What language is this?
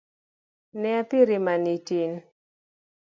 Luo (Kenya and Tanzania)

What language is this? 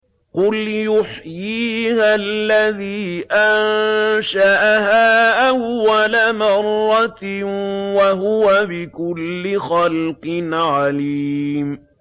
Arabic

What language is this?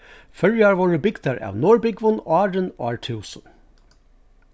Faroese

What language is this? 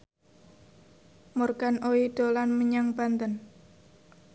Javanese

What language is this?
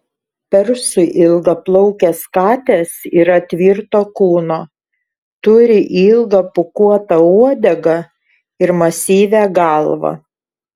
Lithuanian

